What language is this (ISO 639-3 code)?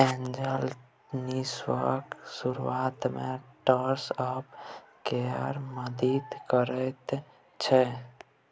mai